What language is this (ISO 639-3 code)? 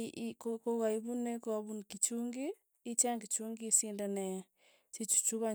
tuy